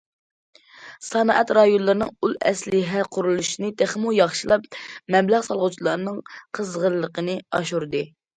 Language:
Uyghur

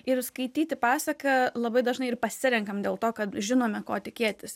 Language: Lithuanian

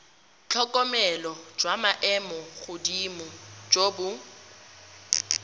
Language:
Tswana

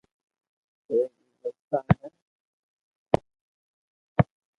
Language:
Loarki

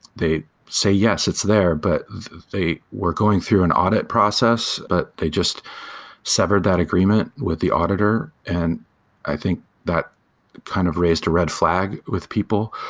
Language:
English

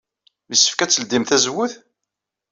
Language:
Kabyle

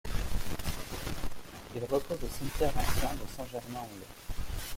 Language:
French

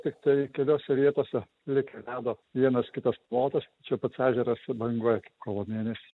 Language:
Lithuanian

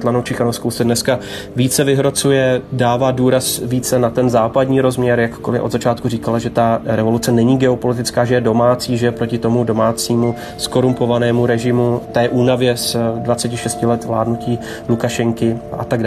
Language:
Czech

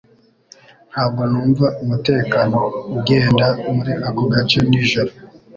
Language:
Kinyarwanda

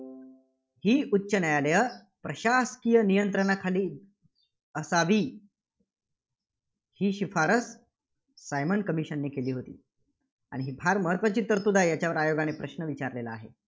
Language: Marathi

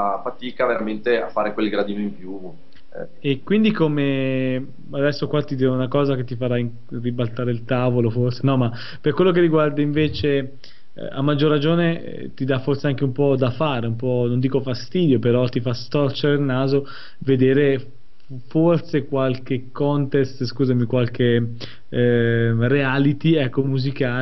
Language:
Italian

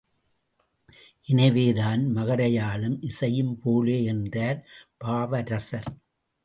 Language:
Tamil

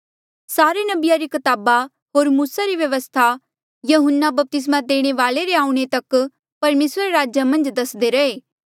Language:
Mandeali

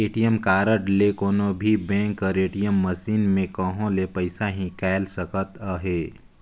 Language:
Chhattisgarhi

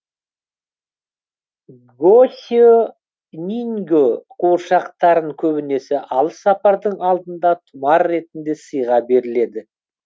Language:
Kazakh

